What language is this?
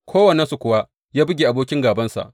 Hausa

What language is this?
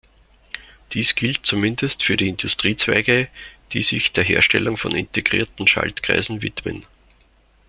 German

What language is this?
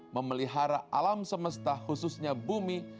Indonesian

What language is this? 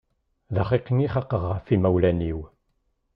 Kabyle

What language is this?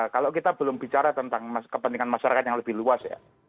Indonesian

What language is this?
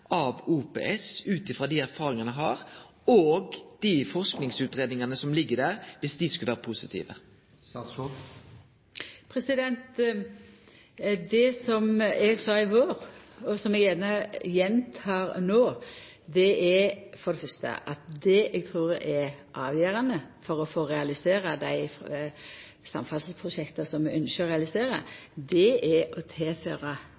Norwegian Nynorsk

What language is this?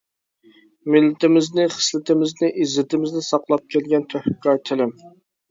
Uyghur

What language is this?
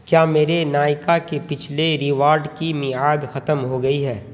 Urdu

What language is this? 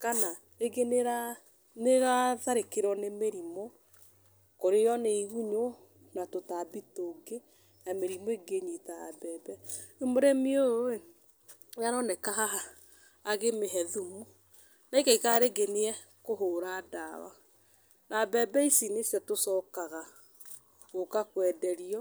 Kikuyu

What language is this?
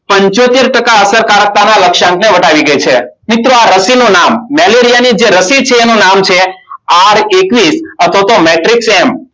Gujarati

